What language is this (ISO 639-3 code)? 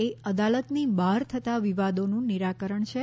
guj